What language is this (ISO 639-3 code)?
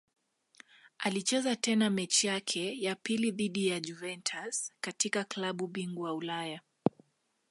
swa